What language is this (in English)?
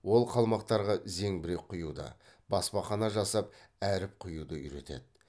Kazakh